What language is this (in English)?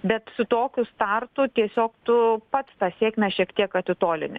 Lithuanian